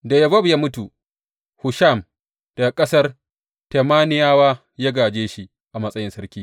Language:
Hausa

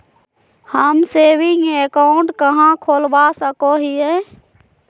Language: Magahi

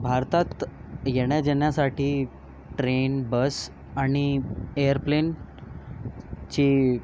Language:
Marathi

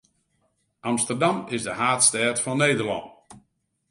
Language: Western Frisian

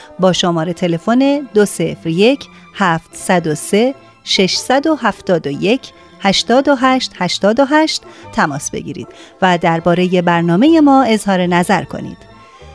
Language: Persian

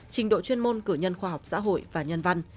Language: Vietnamese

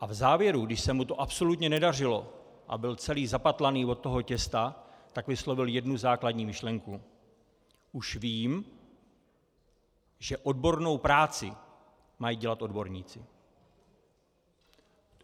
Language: Czech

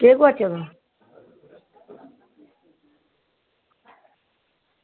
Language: Dogri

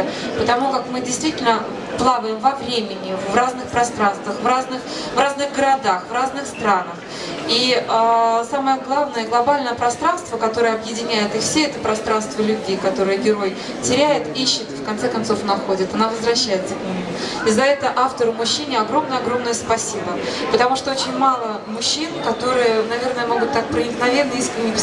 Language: Russian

